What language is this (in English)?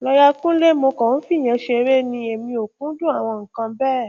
Yoruba